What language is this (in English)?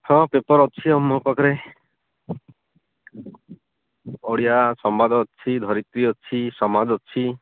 Odia